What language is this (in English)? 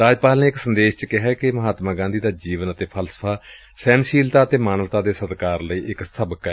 Punjabi